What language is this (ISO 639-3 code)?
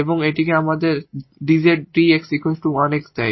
ben